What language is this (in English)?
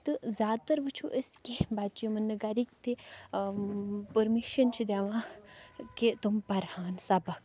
Kashmiri